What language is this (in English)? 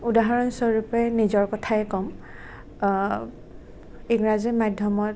Assamese